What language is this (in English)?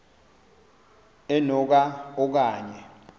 Xhosa